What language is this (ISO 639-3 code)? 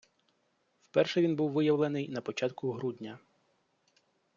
ukr